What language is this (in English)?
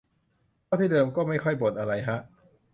Thai